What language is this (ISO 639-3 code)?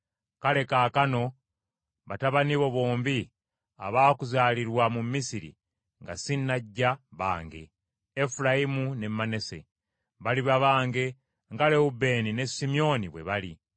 lug